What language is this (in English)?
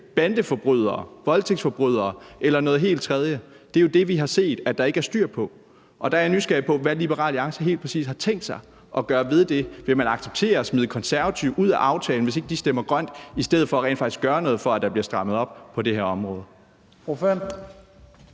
Danish